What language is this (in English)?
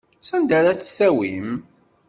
Kabyle